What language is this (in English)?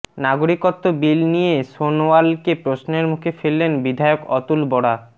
Bangla